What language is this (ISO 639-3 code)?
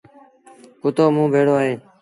sbn